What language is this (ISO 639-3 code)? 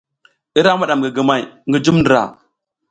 giz